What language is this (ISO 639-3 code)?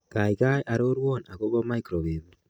kln